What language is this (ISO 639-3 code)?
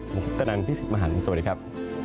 tha